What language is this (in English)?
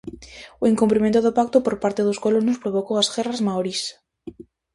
Galician